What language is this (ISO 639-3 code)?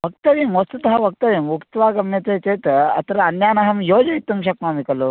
san